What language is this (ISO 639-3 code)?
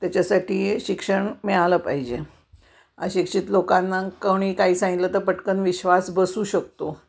mar